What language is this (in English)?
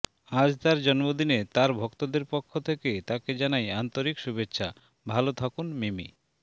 Bangla